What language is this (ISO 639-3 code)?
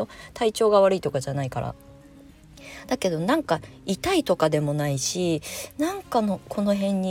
jpn